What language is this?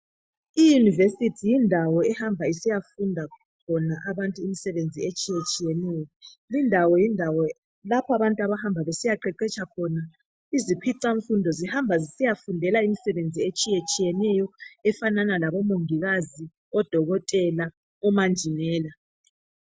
North Ndebele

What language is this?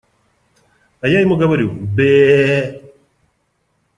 Russian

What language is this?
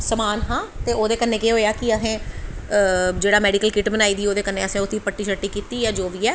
Dogri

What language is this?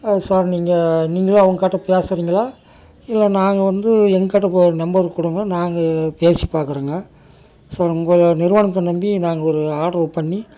Tamil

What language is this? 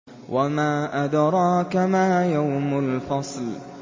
Arabic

